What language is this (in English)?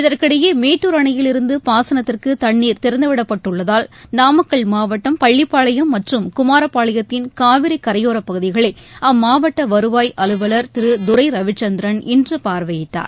Tamil